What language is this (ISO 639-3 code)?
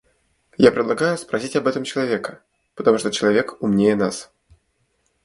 rus